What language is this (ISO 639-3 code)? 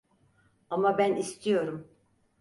tur